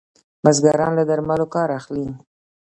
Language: Pashto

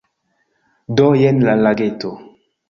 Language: Esperanto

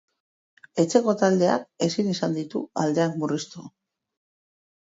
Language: Basque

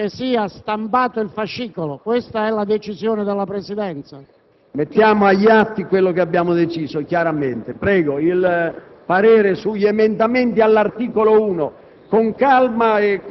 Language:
Italian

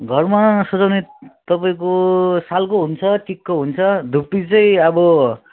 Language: Nepali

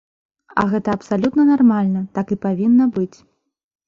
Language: Belarusian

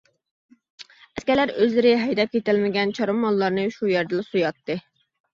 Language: Uyghur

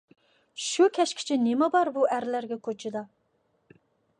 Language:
Uyghur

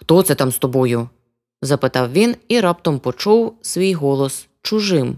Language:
Ukrainian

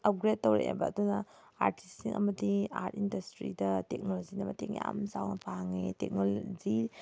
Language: Manipuri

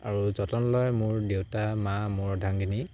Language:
Assamese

